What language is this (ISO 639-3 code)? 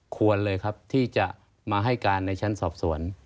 tha